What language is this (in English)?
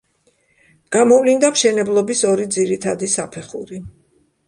Georgian